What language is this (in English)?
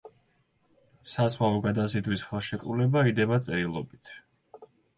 Georgian